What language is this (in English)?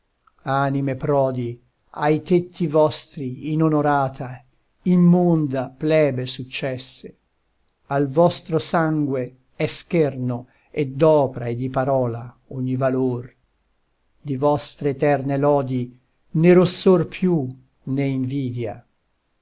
Italian